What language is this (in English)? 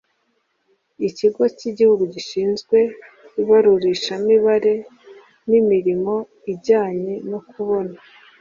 Kinyarwanda